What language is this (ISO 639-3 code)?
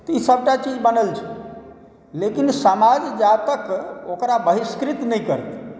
mai